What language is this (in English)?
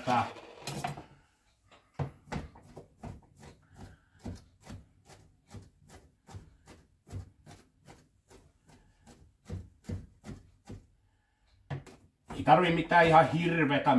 Finnish